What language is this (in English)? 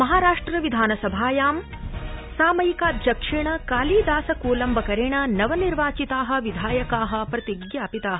Sanskrit